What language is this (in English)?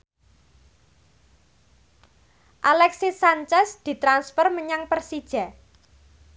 Javanese